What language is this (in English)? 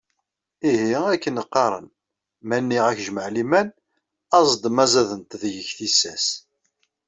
Kabyle